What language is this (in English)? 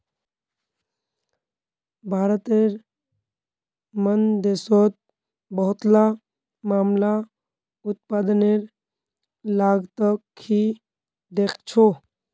Magahi